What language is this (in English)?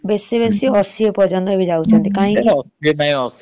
Odia